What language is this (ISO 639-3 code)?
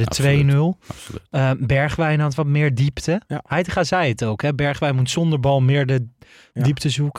nld